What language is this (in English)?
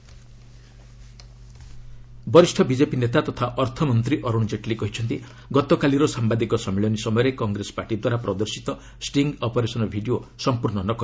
Odia